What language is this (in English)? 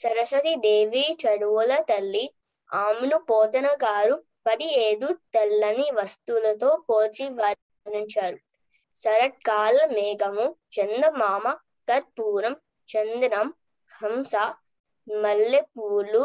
Telugu